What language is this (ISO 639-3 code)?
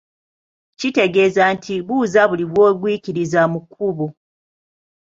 lug